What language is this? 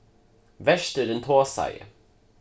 Faroese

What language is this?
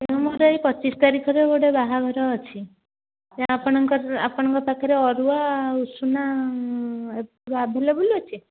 Odia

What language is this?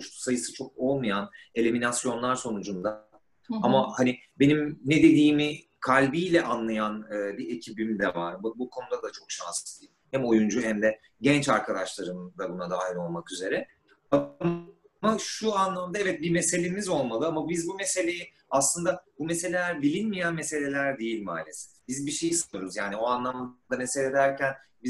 Turkish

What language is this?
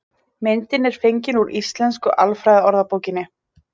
Icelandic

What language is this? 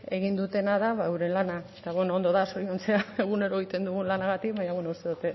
Basque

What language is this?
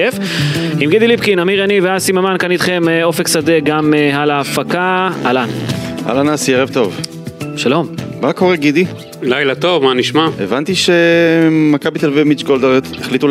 Hebrew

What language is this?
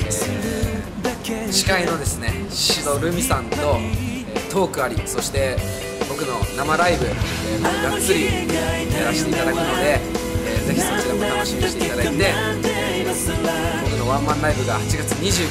Japanese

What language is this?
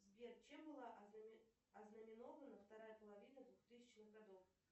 Russian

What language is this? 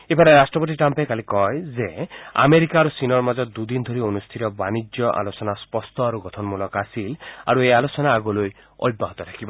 Assamese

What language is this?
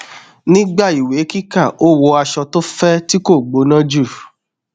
Yoruba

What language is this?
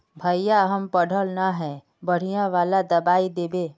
Magahi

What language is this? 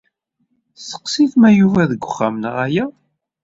Kabyle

